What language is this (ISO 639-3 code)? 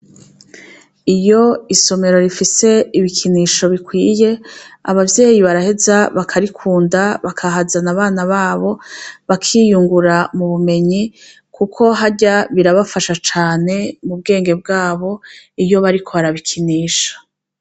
run